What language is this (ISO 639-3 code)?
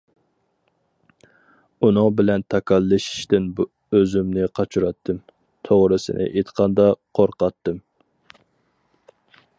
uig